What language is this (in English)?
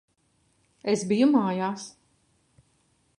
Latvian